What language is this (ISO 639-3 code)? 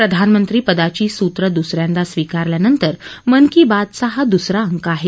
mar